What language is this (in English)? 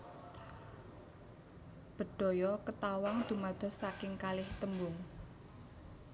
Javanese